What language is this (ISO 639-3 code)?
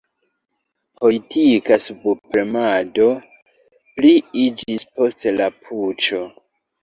epo